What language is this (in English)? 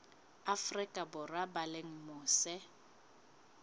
Southern Sotho